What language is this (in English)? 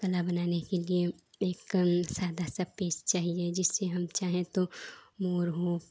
Hindi